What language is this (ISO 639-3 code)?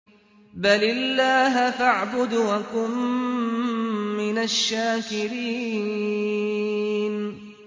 ara